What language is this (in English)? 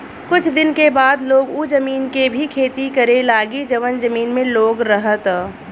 Bhojpuri